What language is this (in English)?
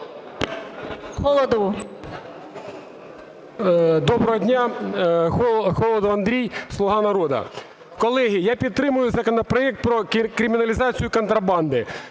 Ukrainian